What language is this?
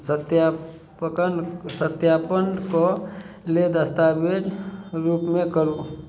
Maithili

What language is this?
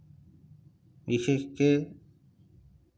Assamese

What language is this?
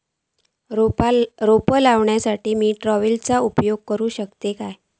Marathi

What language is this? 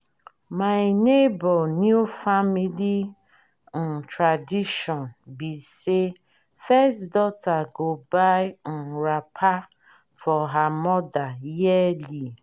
Nigerian Pidgin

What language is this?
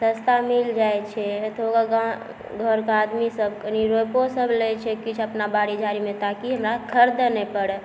Maithili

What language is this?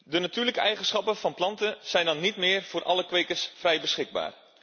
Dutch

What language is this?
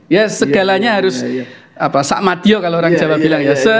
Indonesian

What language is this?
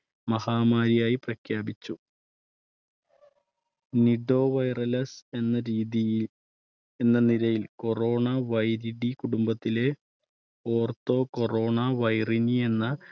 Malayalam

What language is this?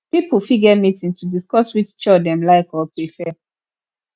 Nigerian Pidgin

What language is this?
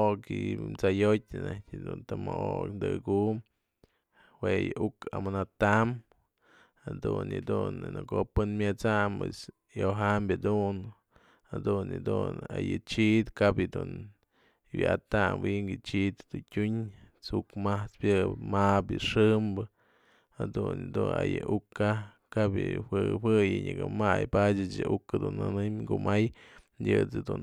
Mazatlán Mixe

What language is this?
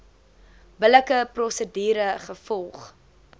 Afrikaans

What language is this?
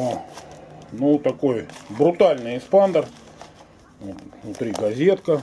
Russian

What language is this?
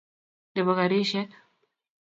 Kalenjin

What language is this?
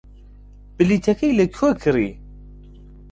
Central Kurdish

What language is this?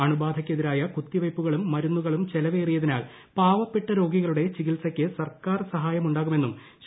Malayalam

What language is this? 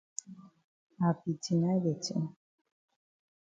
Cameroon Pidgin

